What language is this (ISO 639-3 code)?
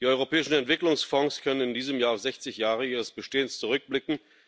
deu